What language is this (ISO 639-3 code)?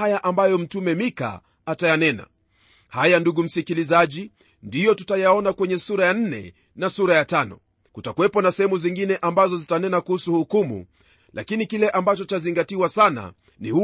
swa